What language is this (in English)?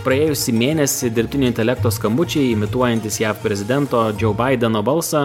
Lithuanian